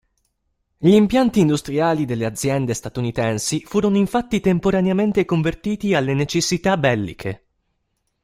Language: Italian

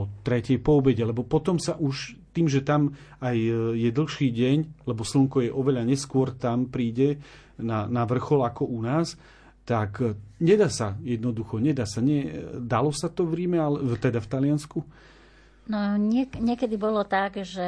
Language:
Slovak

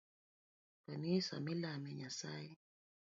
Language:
Luo (Kenya and Tanzania)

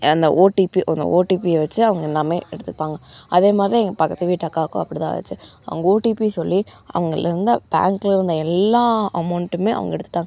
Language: Tamil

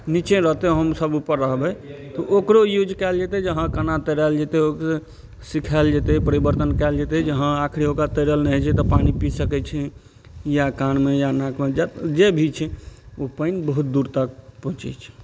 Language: Maithili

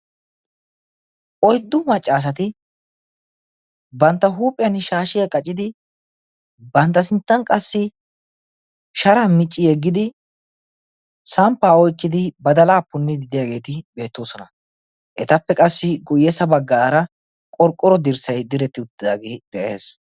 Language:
Wolaytta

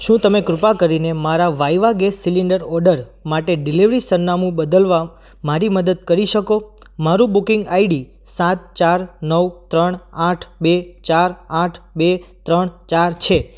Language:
Gujarati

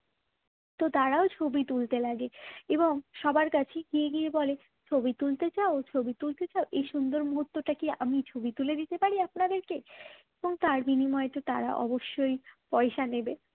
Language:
Bangla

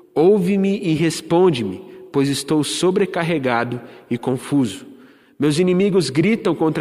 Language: Portuguese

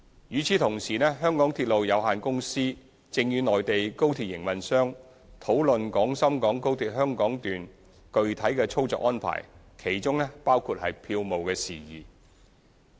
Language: Cantonese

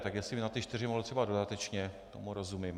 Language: Czech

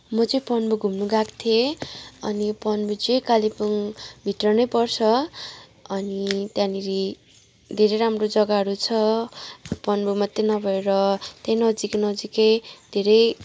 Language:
Nepali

